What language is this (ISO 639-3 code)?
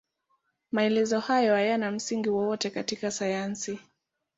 swa